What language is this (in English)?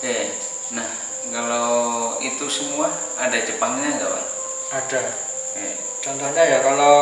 Indonesian